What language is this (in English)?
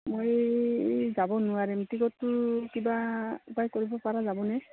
Assamese